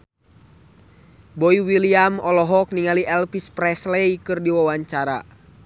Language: Sundanese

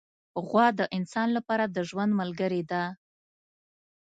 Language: Pashto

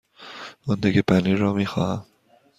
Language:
Persian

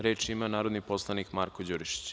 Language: Serbian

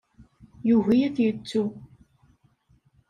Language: Kabyle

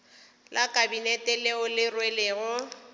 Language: Northern Sotho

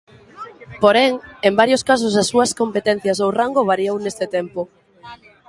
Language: Galician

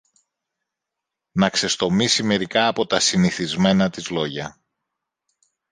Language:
Greek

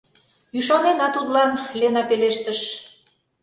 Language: Mari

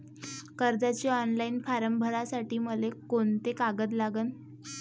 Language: Marathi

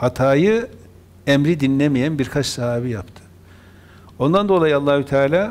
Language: Turkish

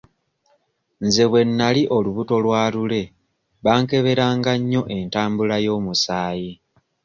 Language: Ganda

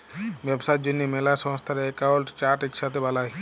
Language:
Bangla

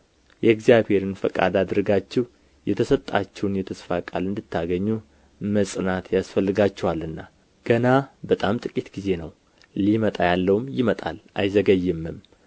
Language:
Amharic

